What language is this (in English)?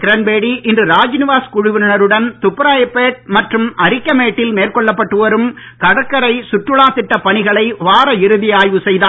Tamil